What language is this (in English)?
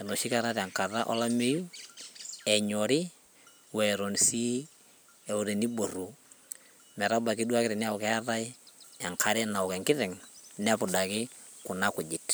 Masai